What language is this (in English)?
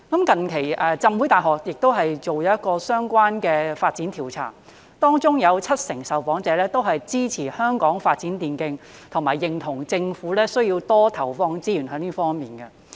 Cantonese